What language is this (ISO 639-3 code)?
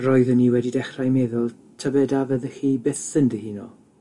cym